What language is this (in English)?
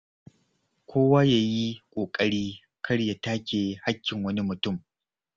Hausa